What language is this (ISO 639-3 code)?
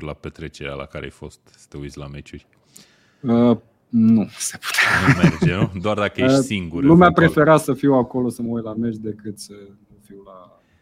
ron